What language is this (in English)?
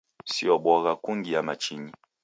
Taita